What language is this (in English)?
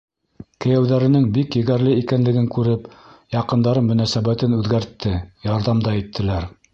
Bashkir